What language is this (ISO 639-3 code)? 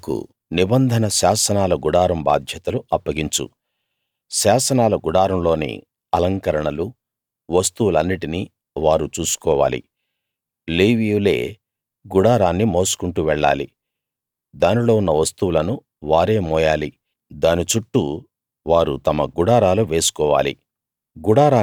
tel